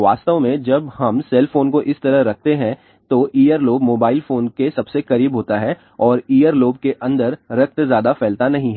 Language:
Hindi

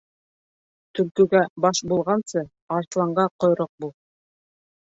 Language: Bashkir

